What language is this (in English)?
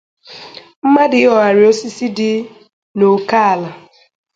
Igbo